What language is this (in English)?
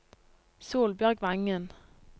Norwegian